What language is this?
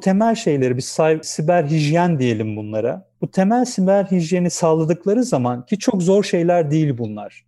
Turkish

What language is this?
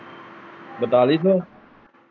Punjabi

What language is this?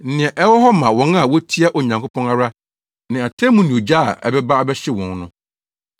Akan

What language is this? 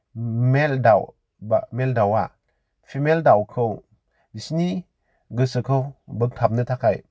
Bodo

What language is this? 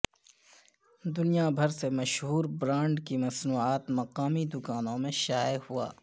Urdu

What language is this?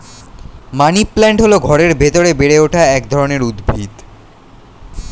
Bangla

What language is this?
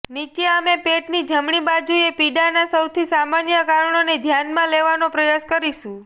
Gujarati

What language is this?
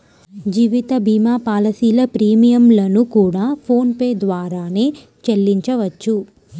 Telugu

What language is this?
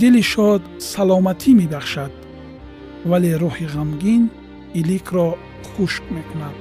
Persian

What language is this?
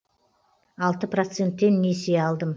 Kazakh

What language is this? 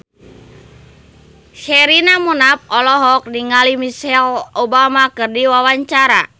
Sundanese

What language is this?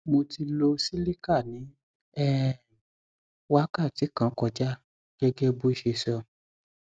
Yoruba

